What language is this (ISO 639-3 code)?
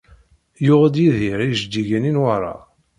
kab